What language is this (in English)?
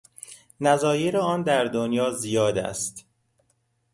Persian